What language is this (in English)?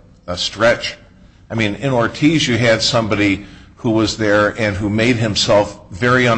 English